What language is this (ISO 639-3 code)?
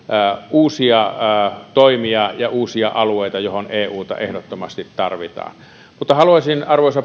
fin